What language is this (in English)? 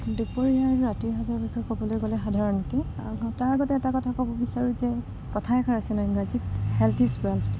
Assamese